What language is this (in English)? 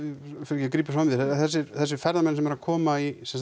Icelandic